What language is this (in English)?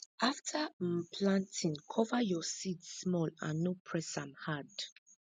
Nigerian Pidgin